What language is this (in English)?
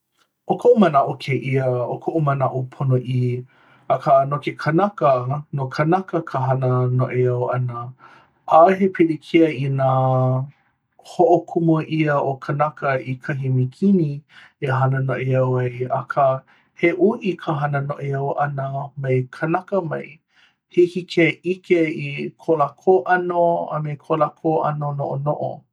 Hawaiian